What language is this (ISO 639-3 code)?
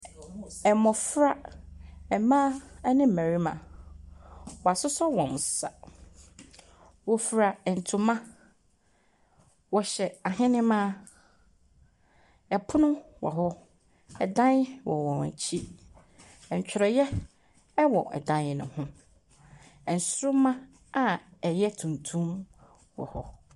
aka